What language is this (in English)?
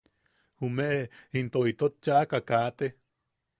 Yaqui